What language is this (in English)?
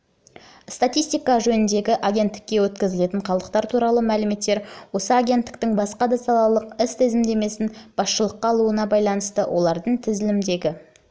Kazakh